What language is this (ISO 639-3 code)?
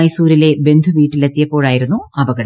mal